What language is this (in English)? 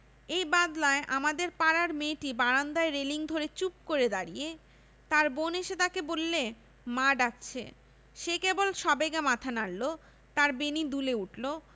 Bangla